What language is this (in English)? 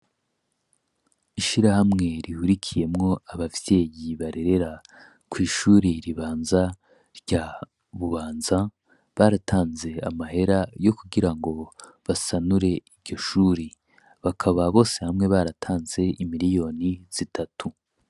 Rundi